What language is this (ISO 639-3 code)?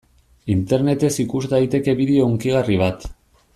eus